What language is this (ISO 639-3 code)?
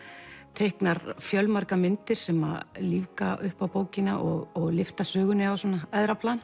isl